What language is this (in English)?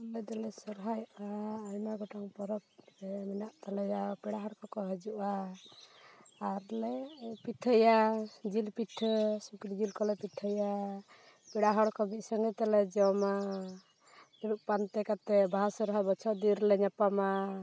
Santali